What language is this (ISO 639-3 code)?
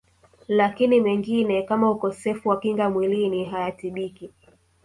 swa